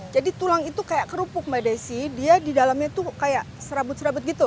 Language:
Indonesian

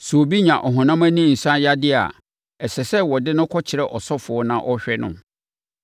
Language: Akan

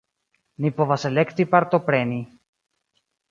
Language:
Esperanto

